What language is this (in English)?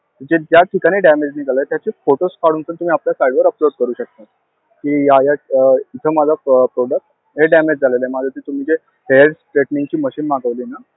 Marathi